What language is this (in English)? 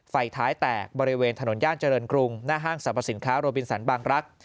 Thai